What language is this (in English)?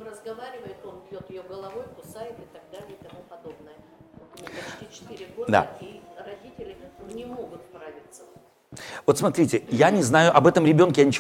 Russian